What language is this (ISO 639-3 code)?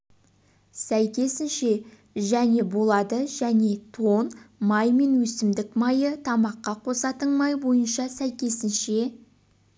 kaz